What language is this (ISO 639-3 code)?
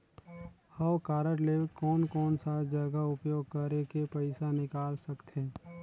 hne